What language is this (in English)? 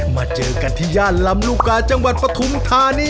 Thai